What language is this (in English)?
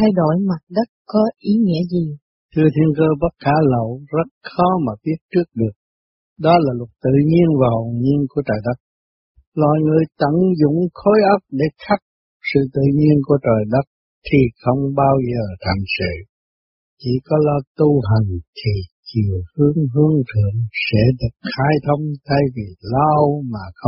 Vietnamese